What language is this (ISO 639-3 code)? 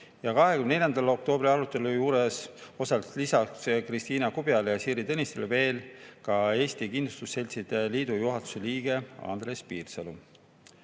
est